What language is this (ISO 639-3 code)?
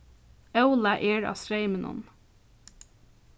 fao